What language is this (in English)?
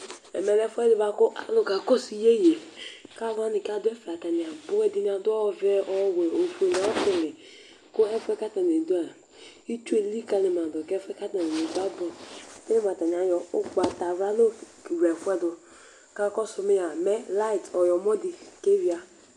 Ikposo